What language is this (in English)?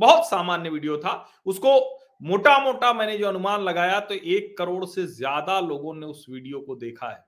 Hindi